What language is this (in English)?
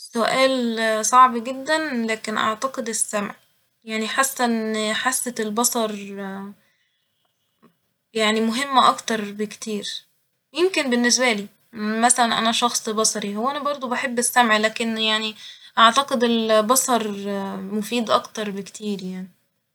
Egyptian Arabic